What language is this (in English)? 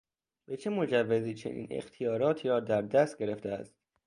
Persian